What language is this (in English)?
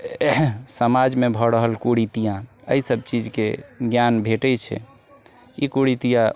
Maithili